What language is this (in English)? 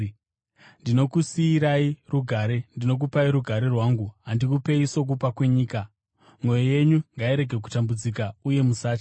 Shona